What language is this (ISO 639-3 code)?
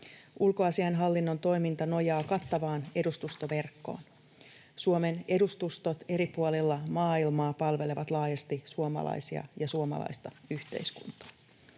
fin